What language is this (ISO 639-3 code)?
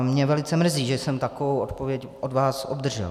ces